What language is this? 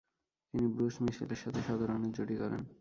Bangla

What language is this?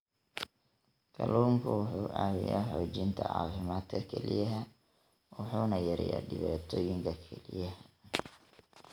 Somali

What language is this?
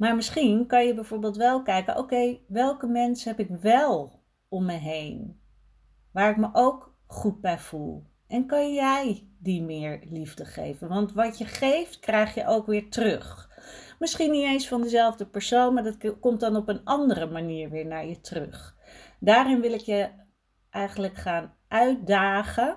Dutch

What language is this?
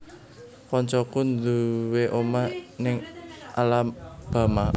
Javanese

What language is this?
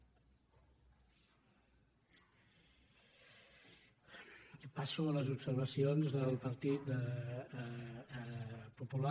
Catalan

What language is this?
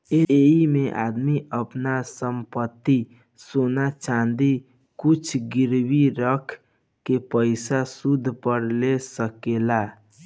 Bhojpuri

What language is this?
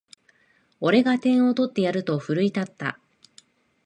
Japanese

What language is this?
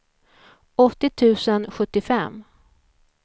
Swedish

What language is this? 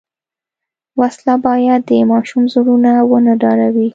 Pashto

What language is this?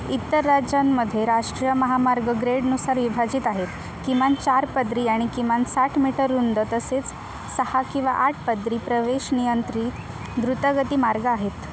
Marathi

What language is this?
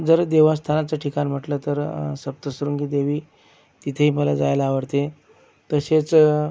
Marathi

